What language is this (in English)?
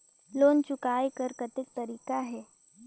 Chhattisgarhi